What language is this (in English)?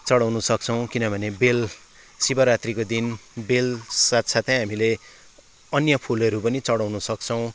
Nepali